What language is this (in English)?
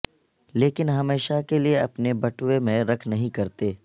Urdu